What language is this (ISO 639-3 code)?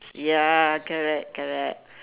eng